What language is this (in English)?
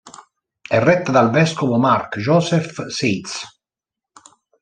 Italian